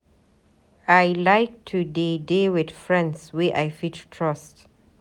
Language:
Nigerian Pidgin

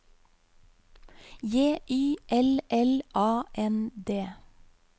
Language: Norwegian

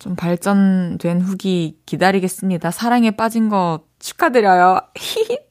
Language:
Korean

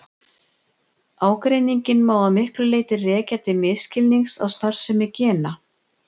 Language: Icelandic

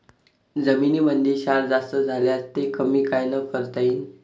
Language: Marathi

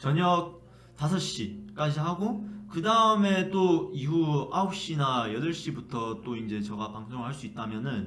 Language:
Korean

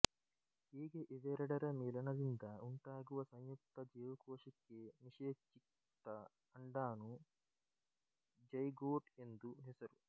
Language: Kannada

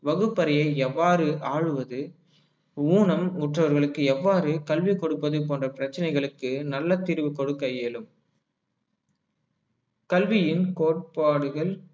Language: Tamil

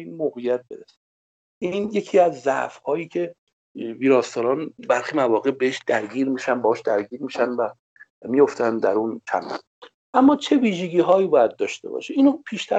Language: Persian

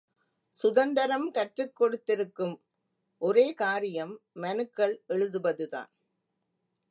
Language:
Tamil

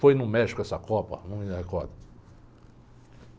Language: Portuguese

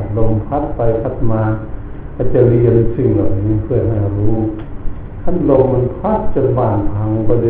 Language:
Thai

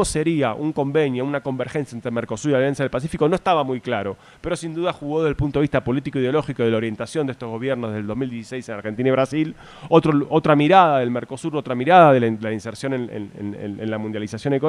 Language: Spanish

